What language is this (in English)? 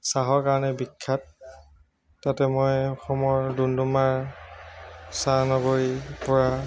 Assamese